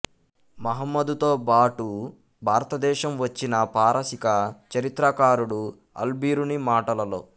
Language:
Telugu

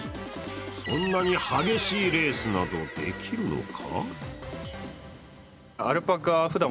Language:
Japanese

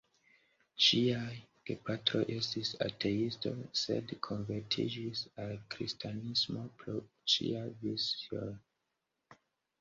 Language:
Esperanto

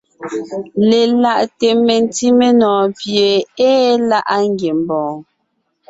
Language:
Ngiemboon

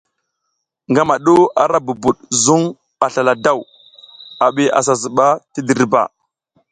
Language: South Giziga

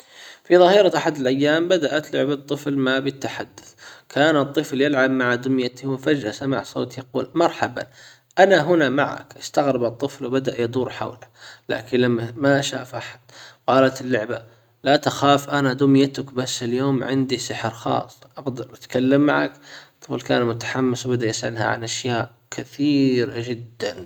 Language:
Hijazi Arabic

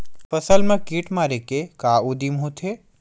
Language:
Chhattisgarhi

